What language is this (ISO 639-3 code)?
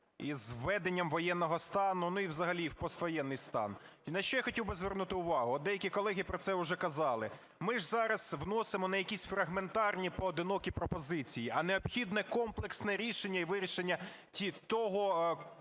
ukr